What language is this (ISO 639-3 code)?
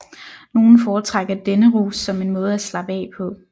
dan